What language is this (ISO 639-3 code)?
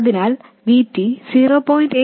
mal